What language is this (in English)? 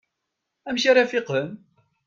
Kabyle